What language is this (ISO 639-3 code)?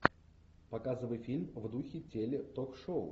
rus